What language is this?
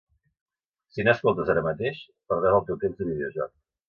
Catalan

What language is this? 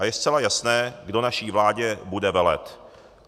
Czech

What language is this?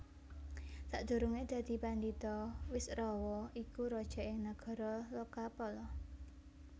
Javanese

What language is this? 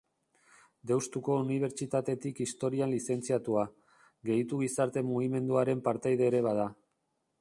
Basque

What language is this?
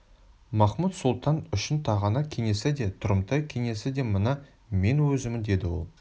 Kazakh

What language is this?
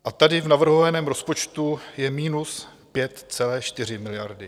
Czech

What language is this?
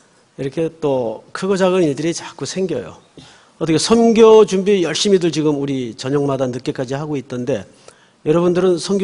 Korean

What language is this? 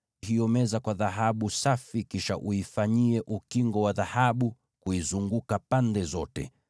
Swahili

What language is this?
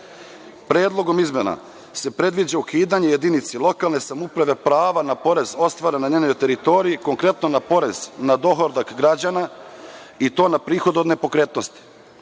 Serbian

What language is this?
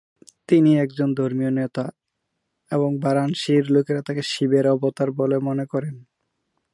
Bangla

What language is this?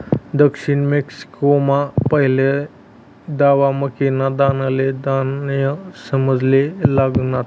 Marathi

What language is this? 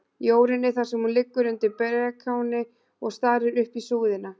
Icelandic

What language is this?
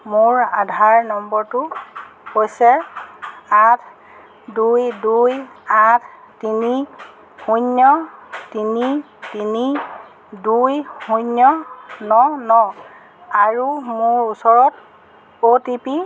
Assamese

